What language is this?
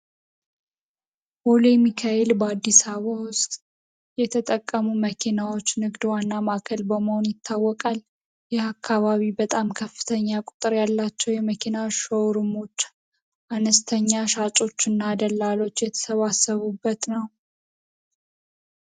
Amharic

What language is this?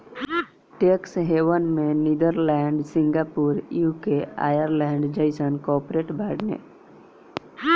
Bhojpuri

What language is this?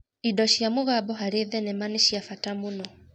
Kikuyu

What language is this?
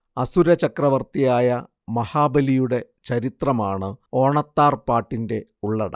Malayalam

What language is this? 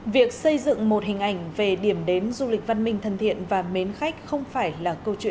Vietnamese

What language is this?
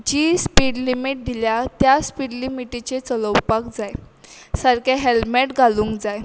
Konkani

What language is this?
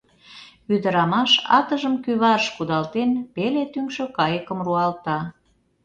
Mari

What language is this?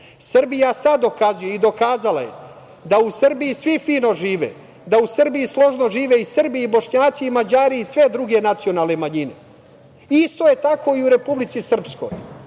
Serbian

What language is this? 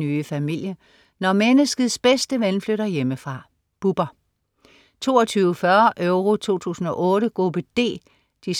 Danish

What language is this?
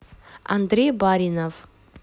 Russian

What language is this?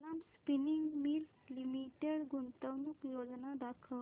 Marathi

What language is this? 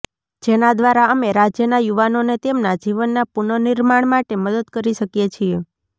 Gujarati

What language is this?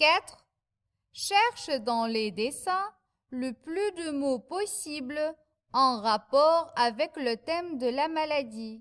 French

